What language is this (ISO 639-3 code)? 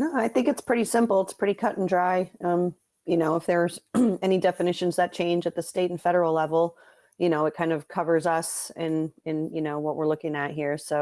eng